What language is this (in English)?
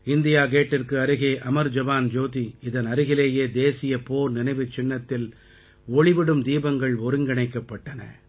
Tamil